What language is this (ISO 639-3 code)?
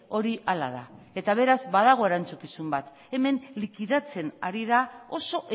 eus